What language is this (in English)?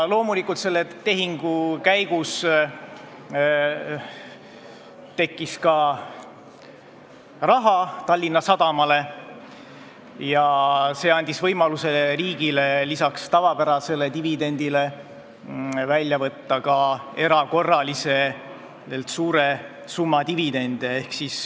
Estonian